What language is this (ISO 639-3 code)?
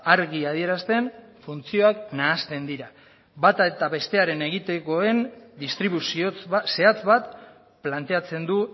eus